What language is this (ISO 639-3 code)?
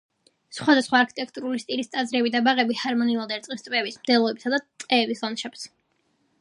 kat